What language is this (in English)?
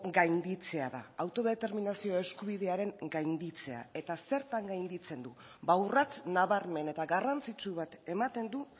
Basque